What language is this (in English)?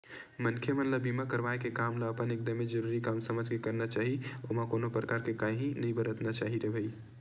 Chhattisgarhi